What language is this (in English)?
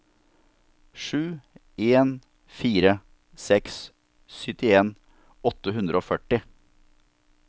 Norwegian